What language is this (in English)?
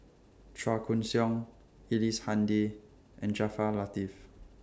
English